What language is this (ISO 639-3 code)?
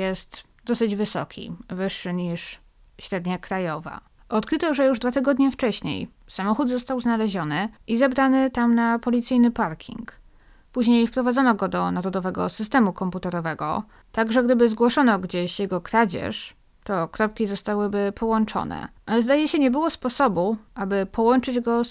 pol